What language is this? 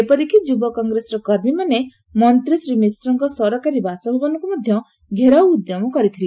Odia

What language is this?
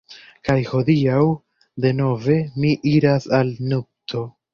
Esperanto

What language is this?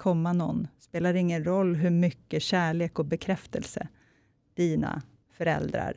Swedish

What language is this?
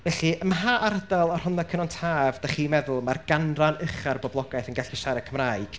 Welsh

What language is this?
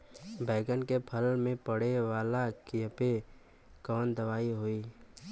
Bhojpuri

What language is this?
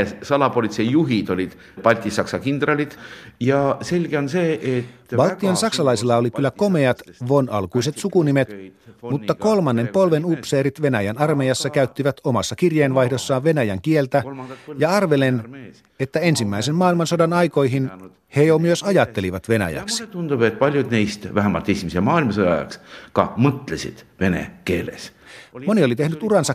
Finnish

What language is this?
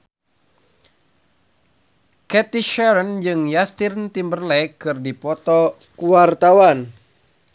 Sundanese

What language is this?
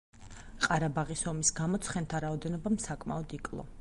Georgian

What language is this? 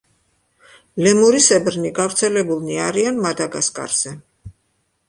Georgian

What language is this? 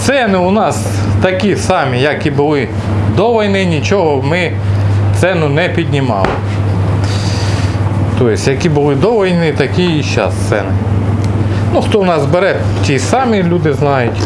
Russian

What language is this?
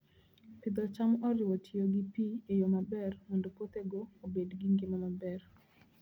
Luo (Kenya and Tanzania)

